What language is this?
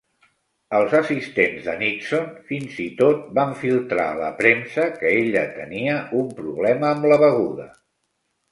Catalan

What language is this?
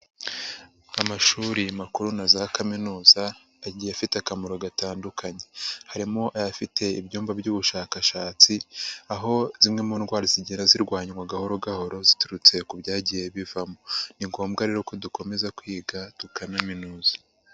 Kinyarwanda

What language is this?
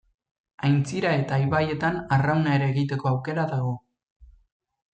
Basque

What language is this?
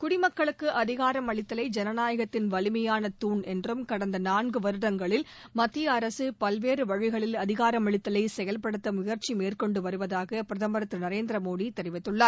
Tamil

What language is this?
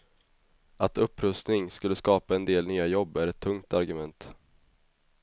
Swedish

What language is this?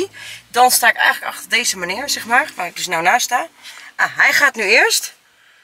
Dutch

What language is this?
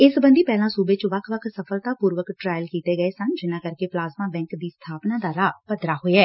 Punjabi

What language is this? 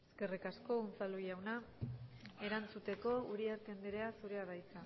Basque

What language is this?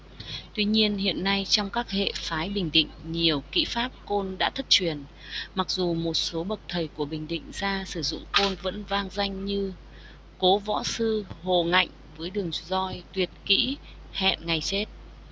Vietnamese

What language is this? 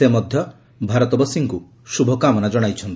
Odia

